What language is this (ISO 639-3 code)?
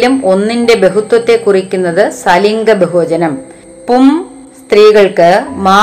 mal